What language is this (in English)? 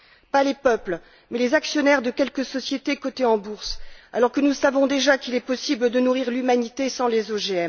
French